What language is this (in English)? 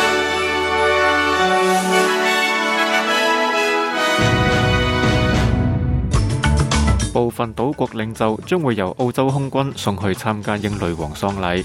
Chinese